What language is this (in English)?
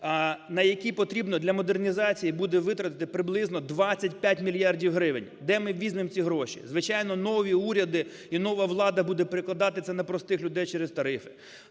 Ukrainian